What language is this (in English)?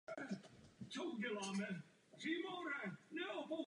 Czech